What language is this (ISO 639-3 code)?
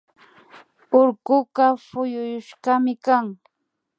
qvi